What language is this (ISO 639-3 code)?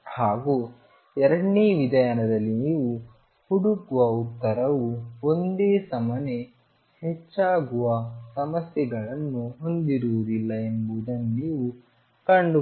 kan